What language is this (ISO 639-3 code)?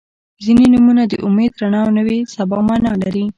pus